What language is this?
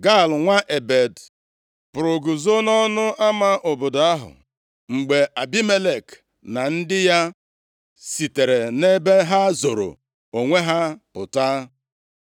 Igbo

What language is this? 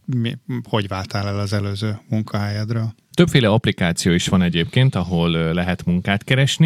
Hungarian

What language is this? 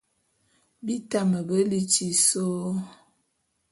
Bulu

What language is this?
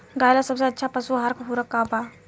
Bhojpuri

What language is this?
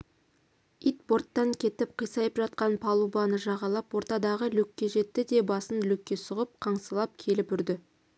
Kazakh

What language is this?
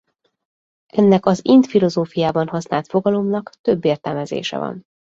Hungarian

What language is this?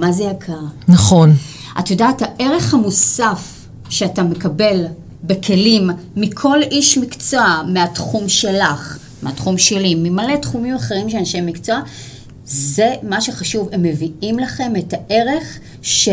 Hebrew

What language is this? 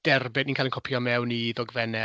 Welsh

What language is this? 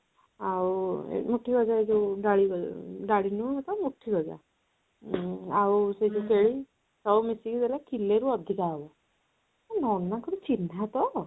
Odia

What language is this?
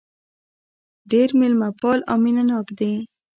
Pashto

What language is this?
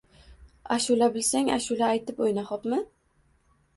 Uzbek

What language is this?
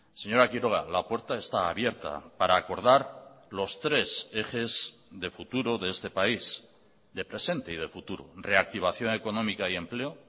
Spanish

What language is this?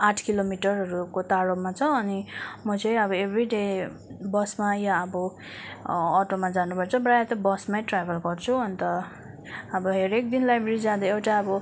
Nepali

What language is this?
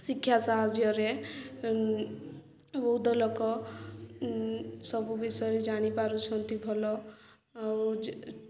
Odia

